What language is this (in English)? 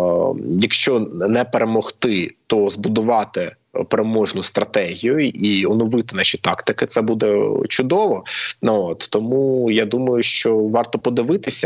Ukrainian